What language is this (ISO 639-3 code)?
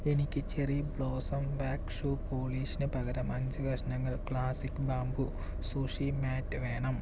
mal